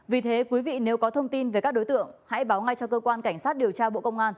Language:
Vietnamese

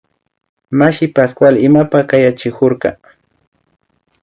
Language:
Imbabura Highland Quichua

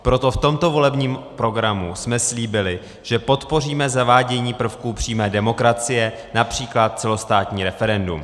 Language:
Czech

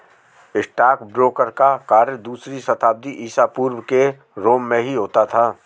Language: Hindi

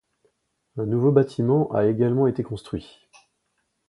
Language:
French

